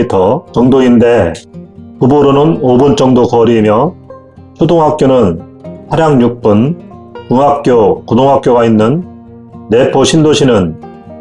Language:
Korean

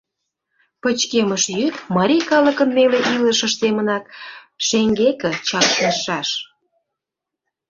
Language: Mari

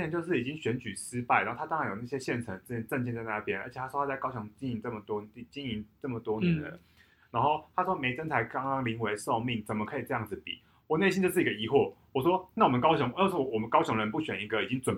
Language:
Chinese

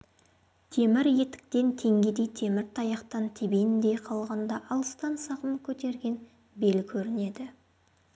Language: Kazakh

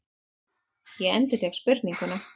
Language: Icelandic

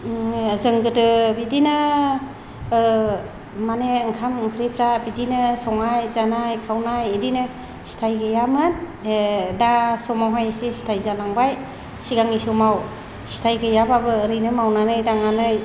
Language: Bodo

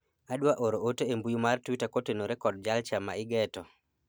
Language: Luo (Kenya and Tanzania)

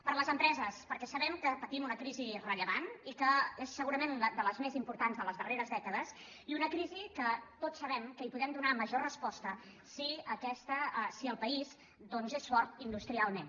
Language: Catalan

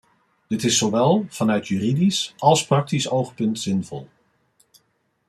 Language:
Dutch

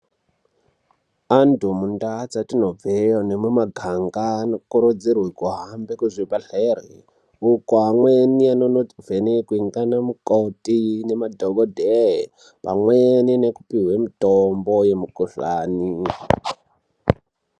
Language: Ndau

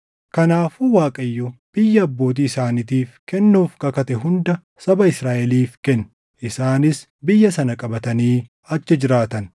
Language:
Oromo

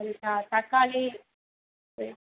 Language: Tamil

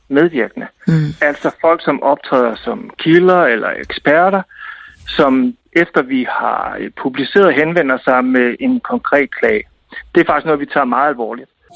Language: Danish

